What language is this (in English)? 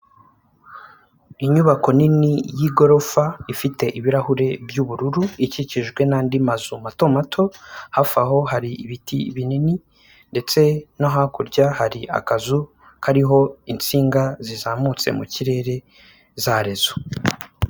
Kinyarwanda